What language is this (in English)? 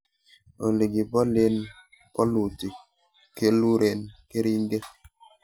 Kalenjin